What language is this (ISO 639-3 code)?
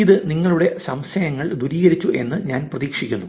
mal